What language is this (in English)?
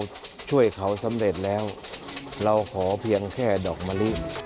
Thai